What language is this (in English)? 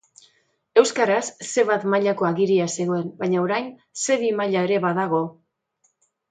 Basque